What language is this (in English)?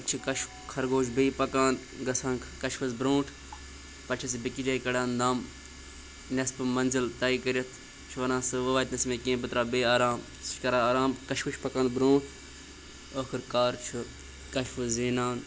Kashmiri